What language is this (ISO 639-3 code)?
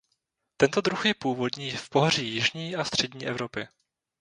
ces